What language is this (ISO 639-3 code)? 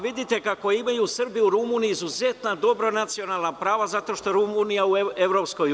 srp